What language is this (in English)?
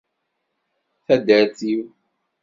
Kabyle